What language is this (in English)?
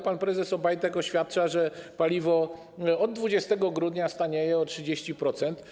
Polish